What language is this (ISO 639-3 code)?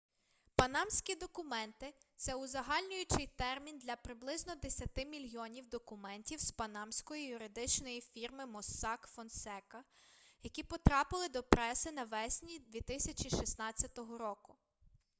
ukr